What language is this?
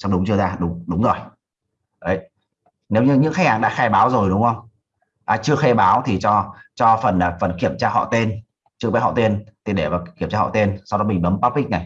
Vietnamese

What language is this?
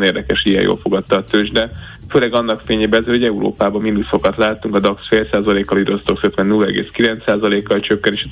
Hungarian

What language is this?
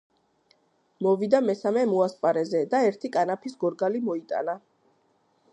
Georgian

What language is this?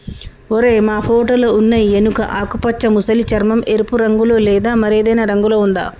Telugu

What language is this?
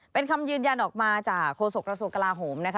Thai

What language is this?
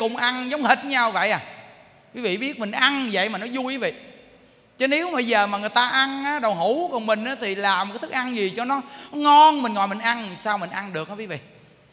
Vietnamese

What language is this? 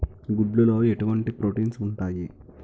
Telugu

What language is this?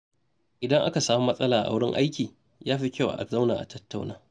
Hausa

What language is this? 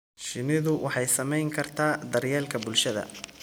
Somali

